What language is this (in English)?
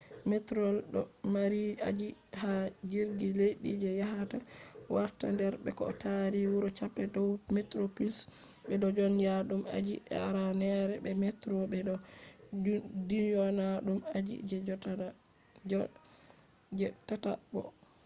Fula